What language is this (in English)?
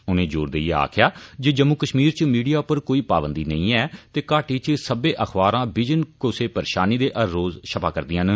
Dogri